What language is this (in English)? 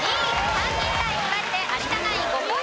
Japanese